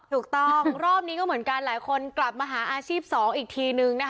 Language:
Thai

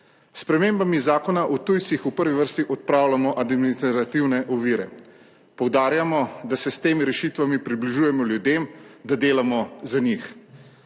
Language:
Slovenian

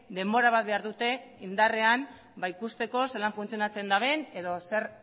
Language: Basque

